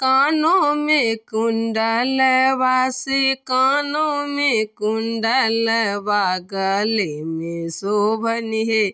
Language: Maithili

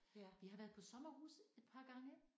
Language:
Danish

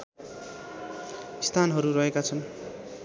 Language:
Nepali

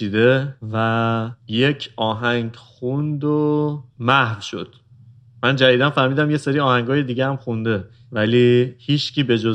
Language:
Persian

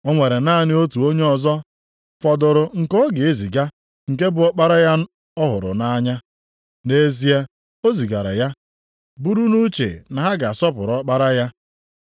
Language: Igbo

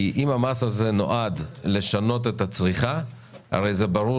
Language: Hebrew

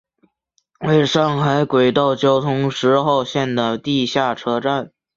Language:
Chinese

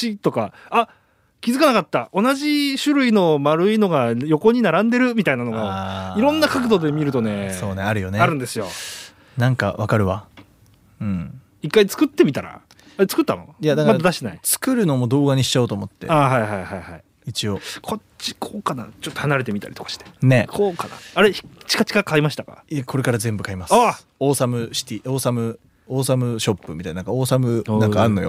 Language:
Japanese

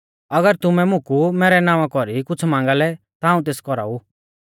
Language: Mahasu Pahari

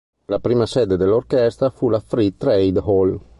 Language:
Italian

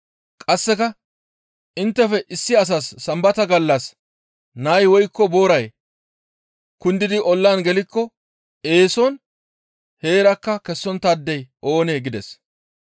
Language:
Gamo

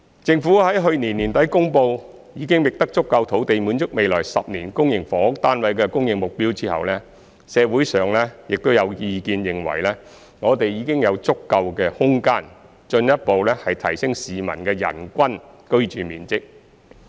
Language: Cantonese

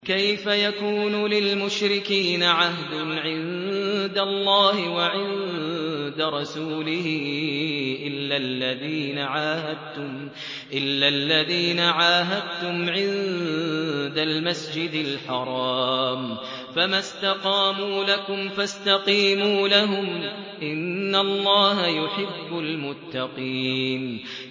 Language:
Arabic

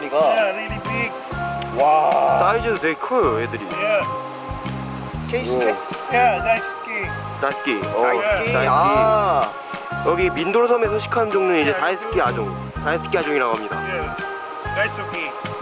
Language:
Korean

